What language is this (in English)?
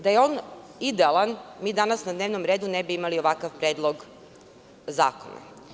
Serbian